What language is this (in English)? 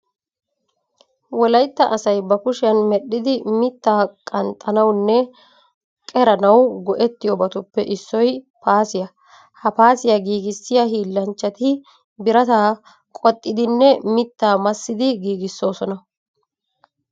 Wolaytta